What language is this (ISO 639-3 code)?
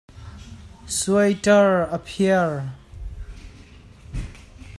cnh